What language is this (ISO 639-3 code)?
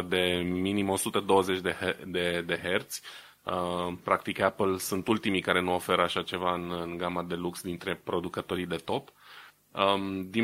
ron